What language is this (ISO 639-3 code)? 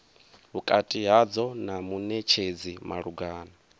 ven